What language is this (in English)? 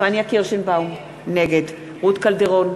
Hebrew